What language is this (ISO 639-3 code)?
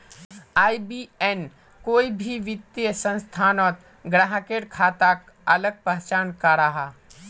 mag